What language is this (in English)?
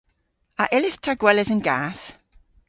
Cornish